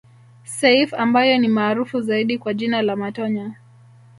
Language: Swahili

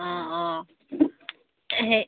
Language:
Assamese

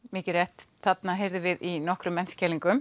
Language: Icelandic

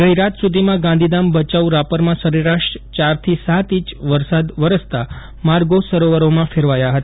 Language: Gujarati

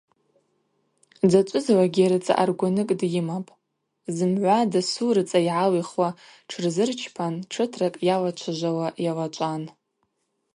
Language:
Abaza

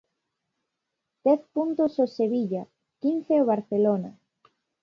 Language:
Galician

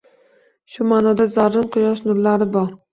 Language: Uzbek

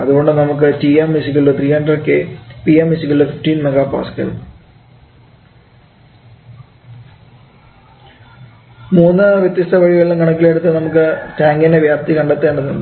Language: Malayalam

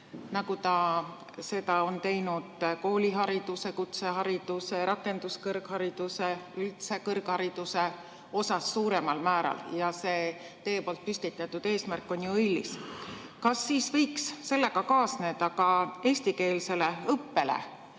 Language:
Estonian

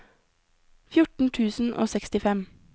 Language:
Norwegian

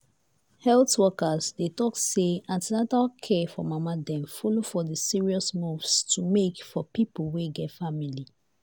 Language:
Nigerian Pidgin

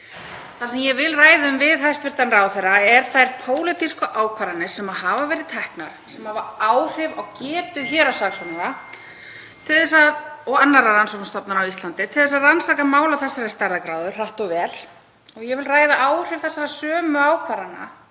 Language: Icelandic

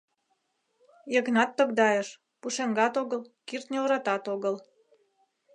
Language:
Mari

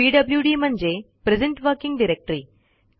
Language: Marathi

